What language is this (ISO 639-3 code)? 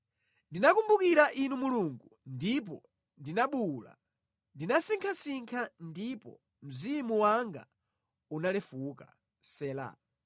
nya